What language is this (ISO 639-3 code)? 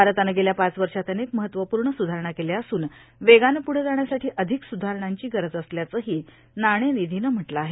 mar